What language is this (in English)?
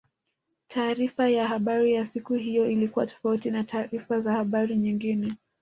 Swahili